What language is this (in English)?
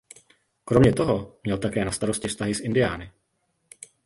Czech